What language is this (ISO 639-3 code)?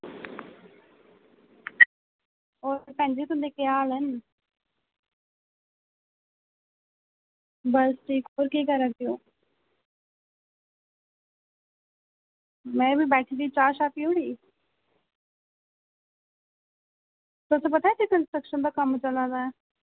doi